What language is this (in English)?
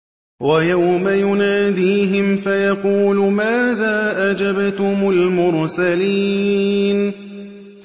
Arabic